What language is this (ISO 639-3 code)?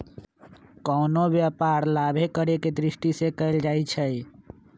mag